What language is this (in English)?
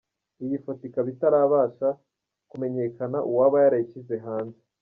Kinyarwanda